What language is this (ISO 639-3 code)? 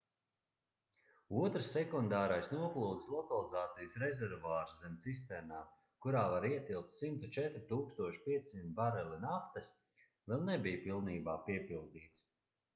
lav